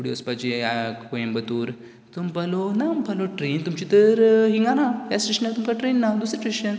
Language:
Konkani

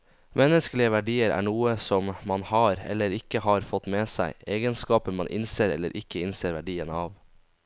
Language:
Norwegian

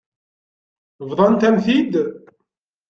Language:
Kabyle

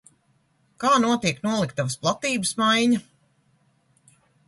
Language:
Latvian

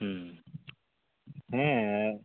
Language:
Santali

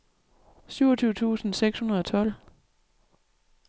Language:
Danish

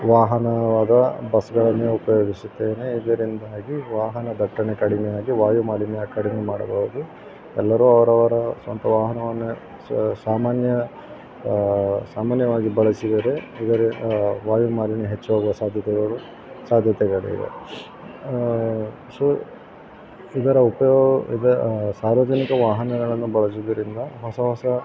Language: Kannada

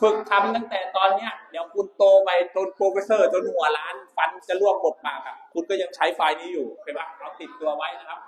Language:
Thai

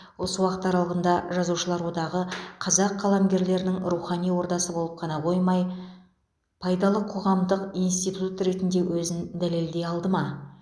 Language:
Kazakh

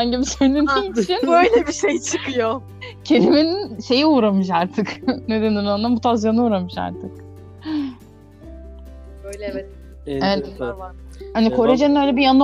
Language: Turkish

